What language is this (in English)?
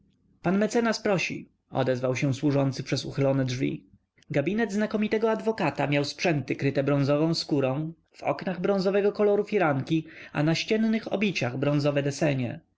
Polish